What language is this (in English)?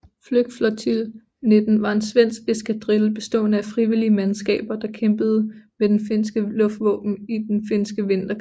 Danish